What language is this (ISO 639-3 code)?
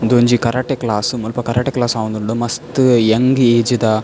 tcy